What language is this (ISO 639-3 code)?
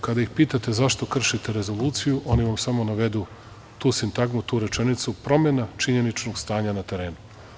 srp